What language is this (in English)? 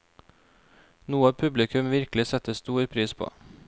Norwegian